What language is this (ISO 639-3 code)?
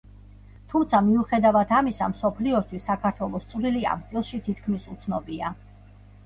kat